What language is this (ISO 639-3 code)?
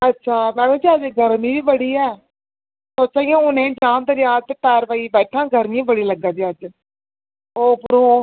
doi